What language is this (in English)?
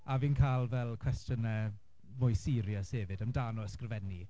Welsh